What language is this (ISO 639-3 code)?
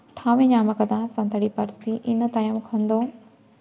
sat